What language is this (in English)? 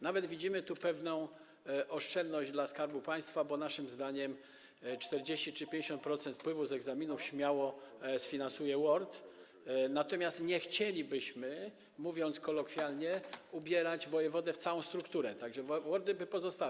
Polish